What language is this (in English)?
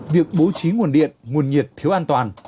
Vietnamese